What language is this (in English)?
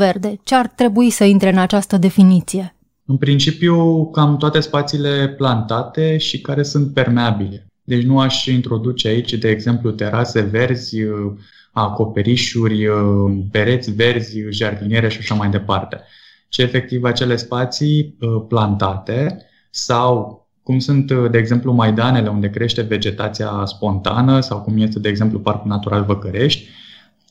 Romanian